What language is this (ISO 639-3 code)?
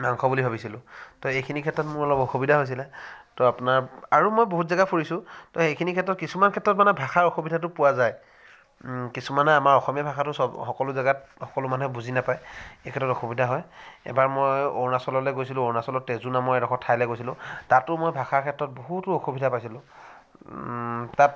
asm